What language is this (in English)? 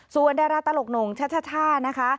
Thai